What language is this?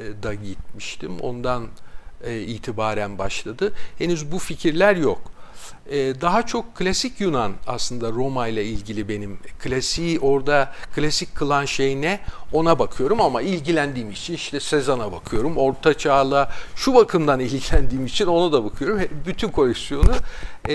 Turkish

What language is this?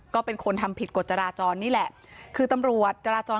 Thai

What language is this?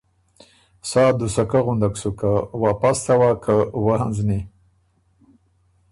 Ormuri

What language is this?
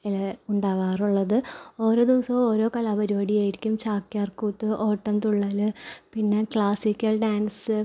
Malayalam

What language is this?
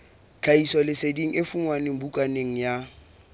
Southern Sotho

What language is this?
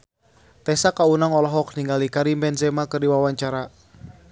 Sundanese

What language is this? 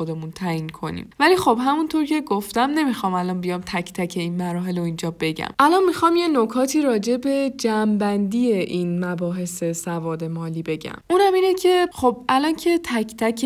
Persian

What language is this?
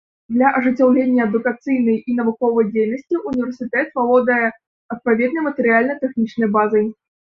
Belarusian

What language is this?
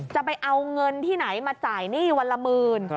Thai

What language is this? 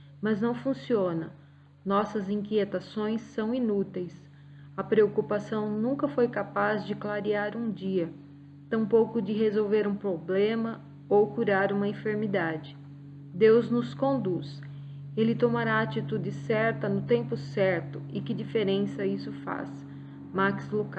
Portuguese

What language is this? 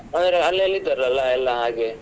Kannada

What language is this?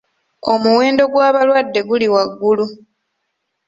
Ganda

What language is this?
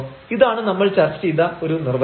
Malayalam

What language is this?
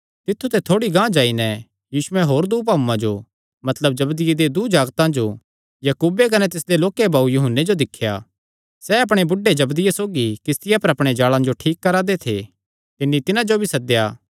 Kangri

